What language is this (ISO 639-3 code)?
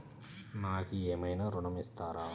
tel